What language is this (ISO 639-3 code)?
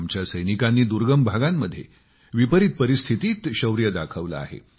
mar